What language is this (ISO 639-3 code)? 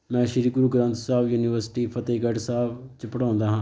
pan